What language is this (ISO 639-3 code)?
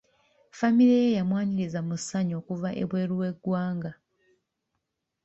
lug